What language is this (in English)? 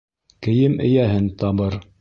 Bashkir